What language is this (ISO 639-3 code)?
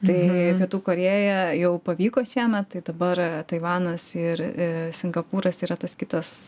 lit